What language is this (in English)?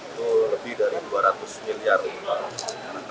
Indonesian